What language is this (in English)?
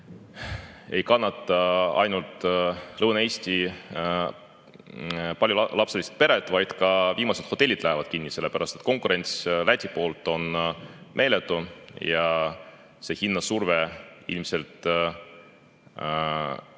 Estonian